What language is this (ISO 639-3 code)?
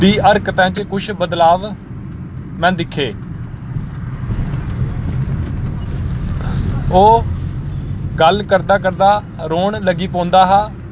doi